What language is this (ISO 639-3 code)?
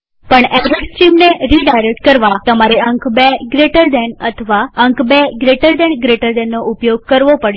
guj